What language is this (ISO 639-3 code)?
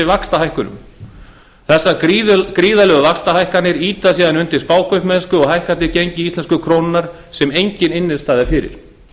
isl